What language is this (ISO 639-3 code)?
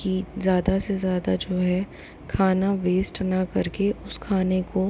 hin